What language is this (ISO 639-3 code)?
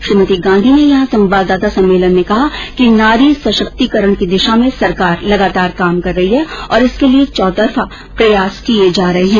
hin